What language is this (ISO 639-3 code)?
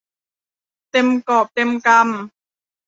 tha